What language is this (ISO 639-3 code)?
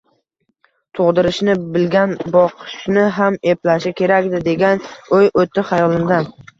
uzb